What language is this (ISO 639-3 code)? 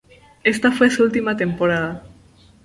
spa